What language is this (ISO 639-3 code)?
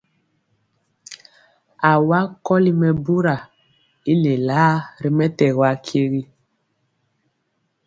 mcx